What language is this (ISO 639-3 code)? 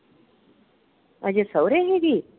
pan